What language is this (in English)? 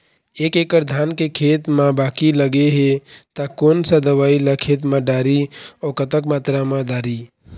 Chhattisgarhi